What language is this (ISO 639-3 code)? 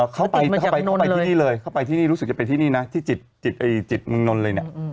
tha